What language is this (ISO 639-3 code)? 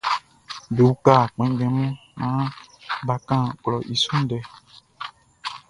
bci